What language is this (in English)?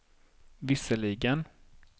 Swedish